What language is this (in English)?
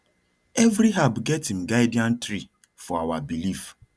Nigerian Pidgin